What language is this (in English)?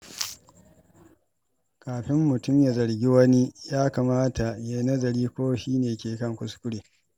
Hausa